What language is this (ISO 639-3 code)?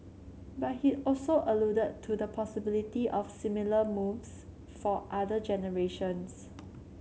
eng